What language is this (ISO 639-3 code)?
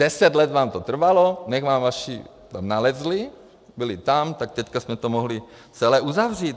ces